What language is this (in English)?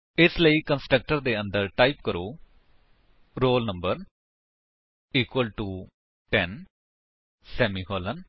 Punjabi